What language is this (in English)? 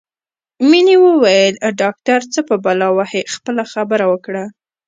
Pashto